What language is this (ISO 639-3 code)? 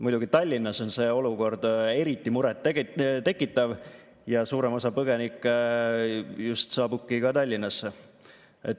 est